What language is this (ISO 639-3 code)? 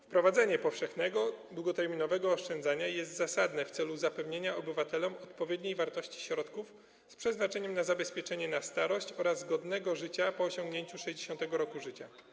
pol